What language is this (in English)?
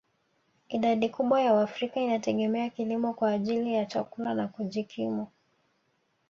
Swahili